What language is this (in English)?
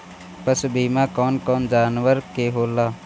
Bhojpuri